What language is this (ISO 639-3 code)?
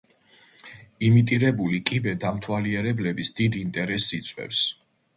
kat